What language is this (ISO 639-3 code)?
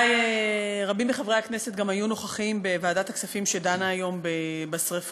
heb